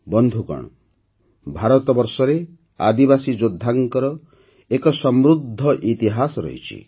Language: Odia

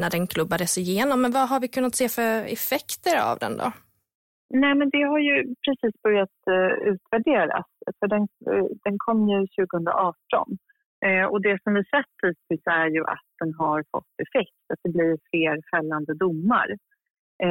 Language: Swedish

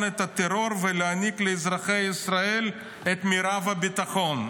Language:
Hebrew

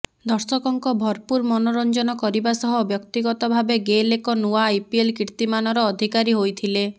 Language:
Odia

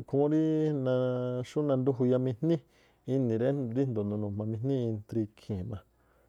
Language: Tlacoapa Me'phaa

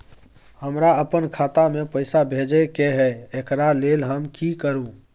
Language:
Maithili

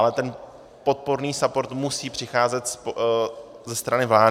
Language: Czech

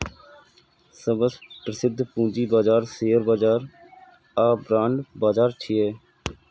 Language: Maithili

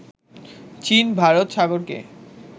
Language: Bangla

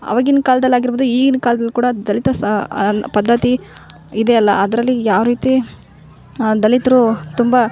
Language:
Kannada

